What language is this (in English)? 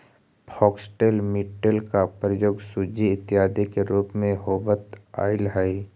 Magahi